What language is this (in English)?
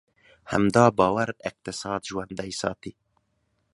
Pashto